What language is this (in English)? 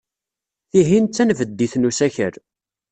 Kabyle